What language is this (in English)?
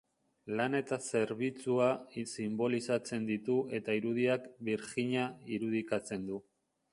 Basque